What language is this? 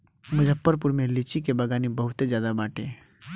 Bhojpuri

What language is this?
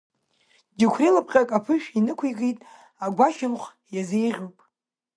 Abkhazian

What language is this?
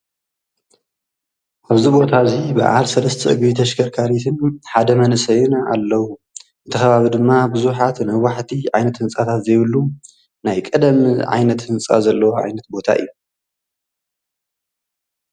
Tigrinya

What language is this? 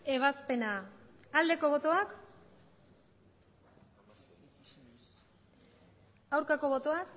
Basque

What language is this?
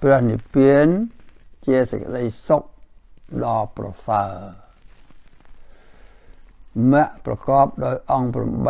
Thai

